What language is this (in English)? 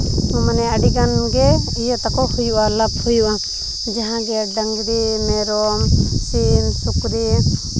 Santali